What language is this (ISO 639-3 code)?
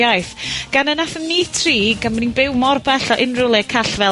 cym